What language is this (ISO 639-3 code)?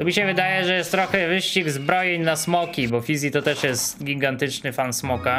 pol